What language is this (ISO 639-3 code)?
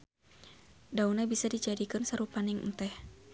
sun